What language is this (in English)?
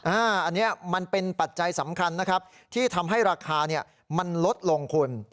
Thai